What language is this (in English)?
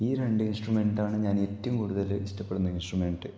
Malayalam